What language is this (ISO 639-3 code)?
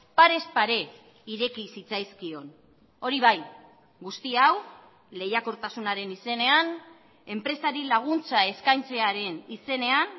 eus